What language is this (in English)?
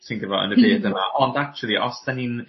Welsh